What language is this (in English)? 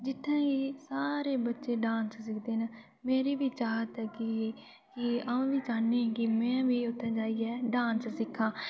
Dogri